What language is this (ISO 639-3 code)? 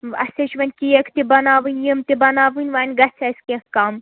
kas